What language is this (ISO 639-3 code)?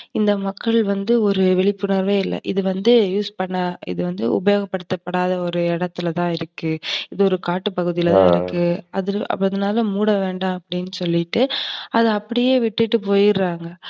tam